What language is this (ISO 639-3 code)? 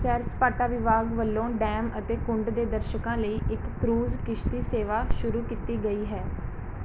pan